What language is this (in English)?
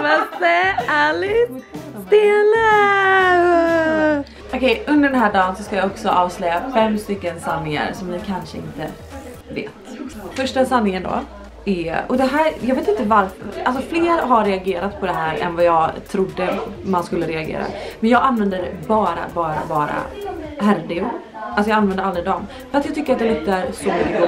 Swedish